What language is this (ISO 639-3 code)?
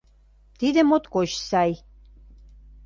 chm